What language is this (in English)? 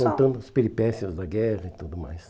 Portuguese